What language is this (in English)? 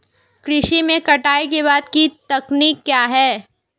Hindi